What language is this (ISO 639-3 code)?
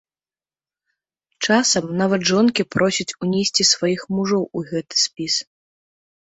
bel